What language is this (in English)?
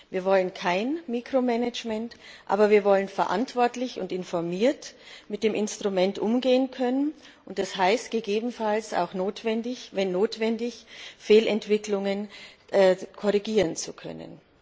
German